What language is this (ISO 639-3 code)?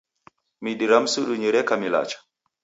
dav